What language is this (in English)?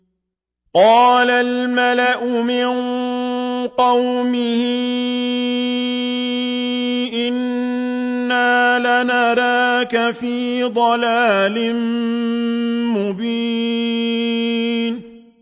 Arabic